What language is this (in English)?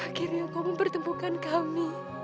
Indonesian